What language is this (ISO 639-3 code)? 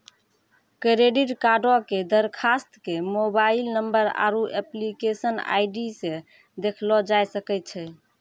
mai